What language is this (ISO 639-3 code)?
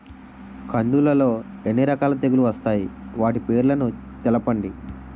tel